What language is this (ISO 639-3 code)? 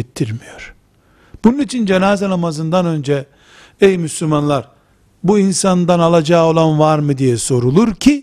tur